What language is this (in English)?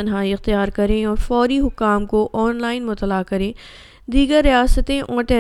Urdu